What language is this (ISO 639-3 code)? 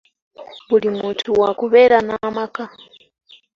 lug